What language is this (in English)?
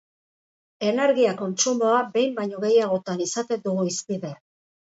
Basque